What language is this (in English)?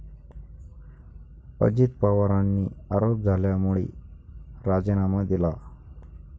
Marathi